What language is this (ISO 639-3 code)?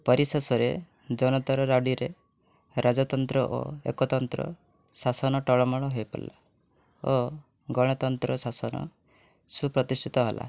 ori